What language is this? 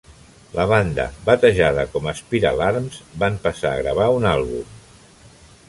Catalan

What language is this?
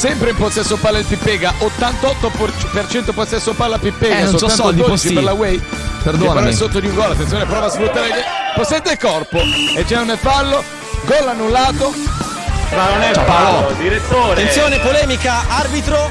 Italian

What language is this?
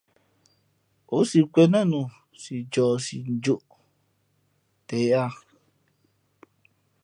Fe'fe'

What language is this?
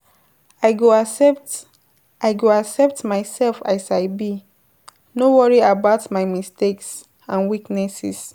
Nigerian Pidgin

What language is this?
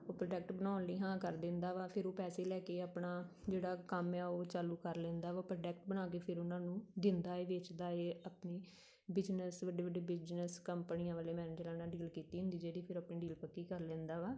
Punjabi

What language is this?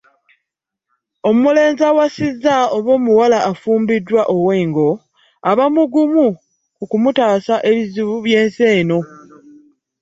Ganda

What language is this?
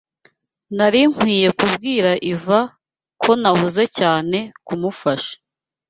Kinyarwanda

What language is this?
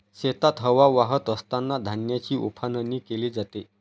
Marathi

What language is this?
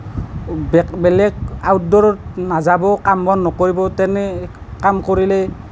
Assamese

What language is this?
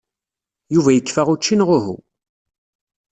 Kabyle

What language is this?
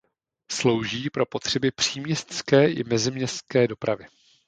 Czech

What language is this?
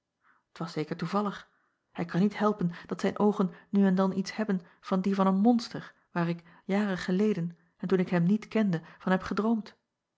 Dutch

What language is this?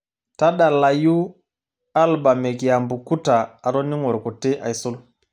Masai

